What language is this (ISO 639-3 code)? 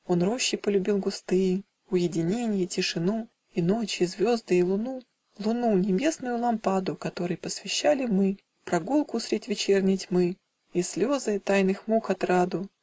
rus